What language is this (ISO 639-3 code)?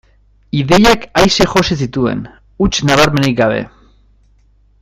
eus